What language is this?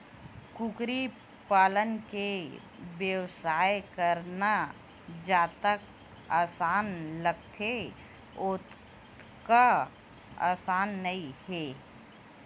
Chhattisgarhi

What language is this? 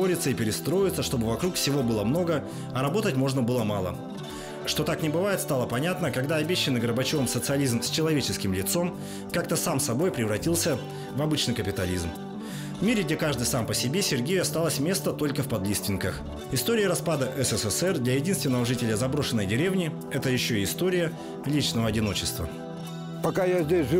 Russian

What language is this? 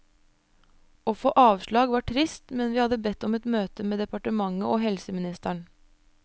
Norwegian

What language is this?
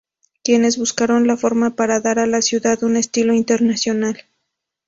Spanish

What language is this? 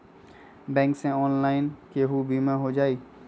Magahi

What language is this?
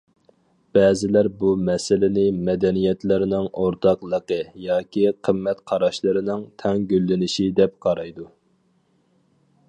Uyghur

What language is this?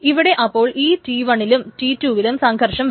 Malayalam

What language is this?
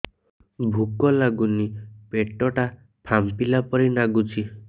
Odia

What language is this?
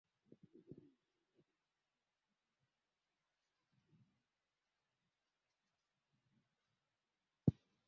Swahili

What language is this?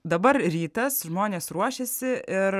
Lithuanian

